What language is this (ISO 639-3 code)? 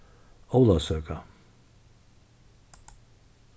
fao